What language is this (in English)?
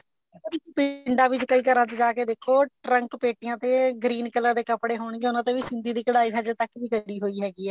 Punjabi